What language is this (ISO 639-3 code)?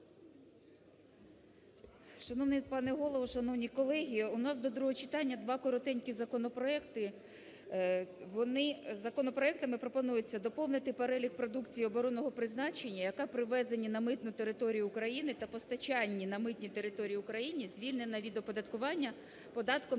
ukr